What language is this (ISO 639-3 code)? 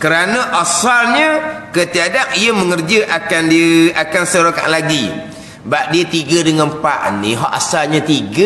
msa